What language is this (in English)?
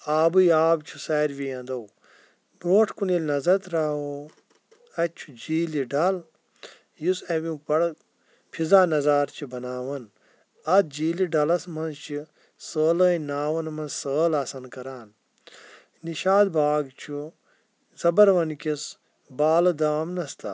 Kashmiri